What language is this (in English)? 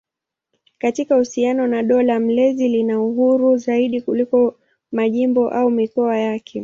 Swahili